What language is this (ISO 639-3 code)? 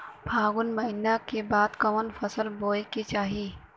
bho